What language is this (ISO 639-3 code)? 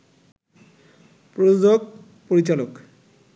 ben